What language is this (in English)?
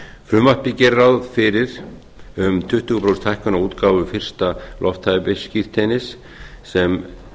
Icelandic